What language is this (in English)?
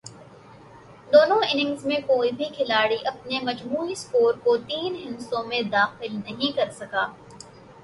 Urdu